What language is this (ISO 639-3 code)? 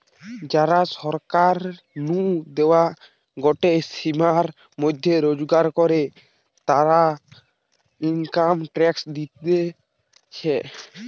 ben